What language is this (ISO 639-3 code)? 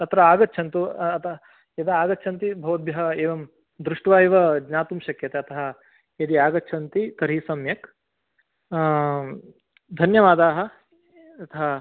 san